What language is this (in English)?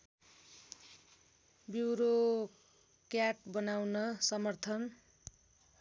Nepali